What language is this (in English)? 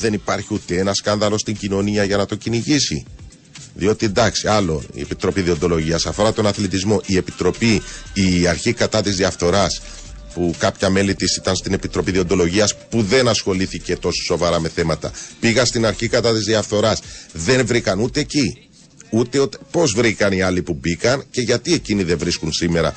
Greek